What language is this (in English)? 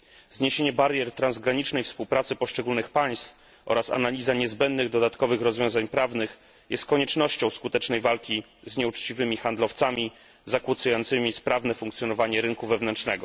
Polish